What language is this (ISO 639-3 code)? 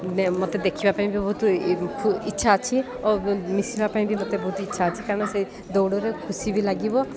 ori